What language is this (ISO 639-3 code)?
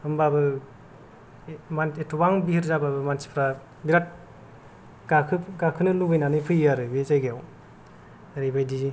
brx